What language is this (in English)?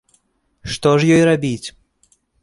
Belarusian